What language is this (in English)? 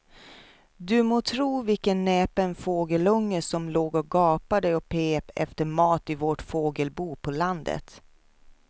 Swedish